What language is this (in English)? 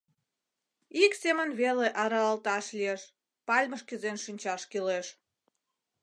Mari